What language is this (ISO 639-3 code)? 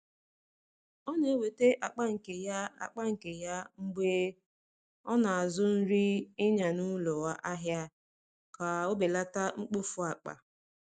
ibo